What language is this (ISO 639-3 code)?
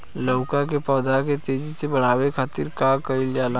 bho